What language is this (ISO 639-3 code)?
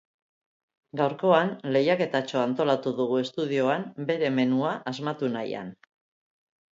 eus